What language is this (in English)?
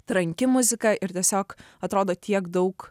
Lithuanian